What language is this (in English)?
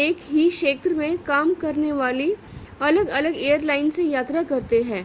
Hindi